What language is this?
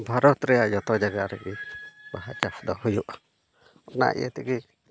Santali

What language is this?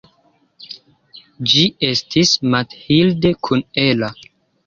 Esperanto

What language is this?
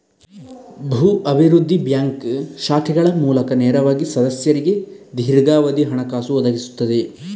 Kannada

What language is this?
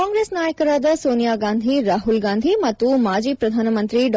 Kannada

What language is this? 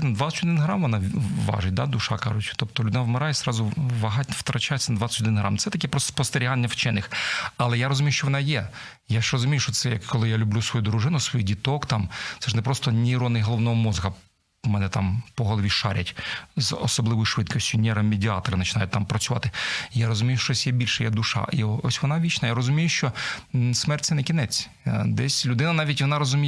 Ukrainian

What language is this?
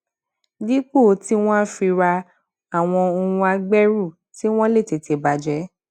Yoruba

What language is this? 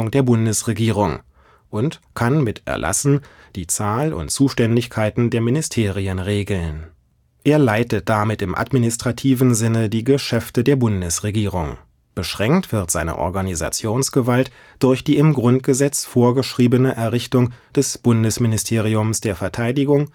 German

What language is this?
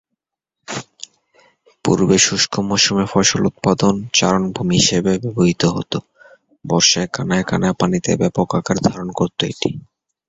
Bangla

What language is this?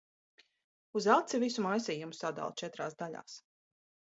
Latvian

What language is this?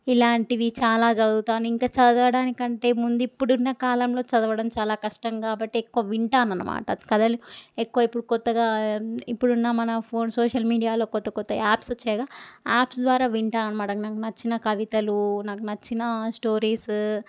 Telugu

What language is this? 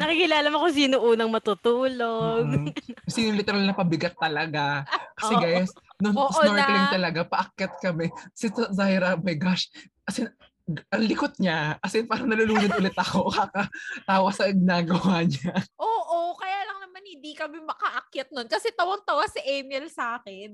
Filipino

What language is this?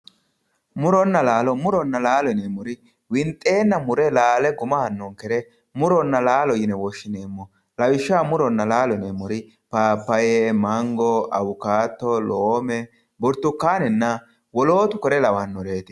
Sidamo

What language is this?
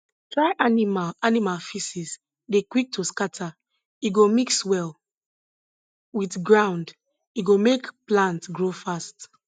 Nigerian Pidgin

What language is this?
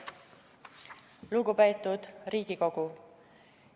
Estonian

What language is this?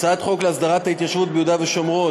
Hebrew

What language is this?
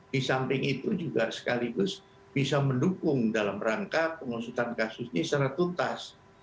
Indonesian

